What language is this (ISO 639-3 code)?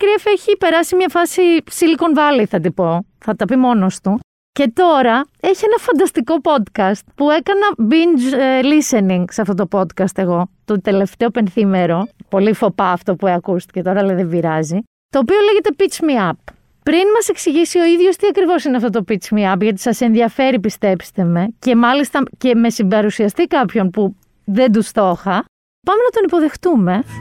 ell